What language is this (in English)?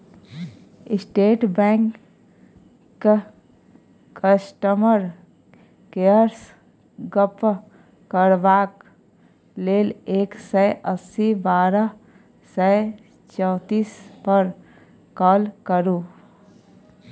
Maithili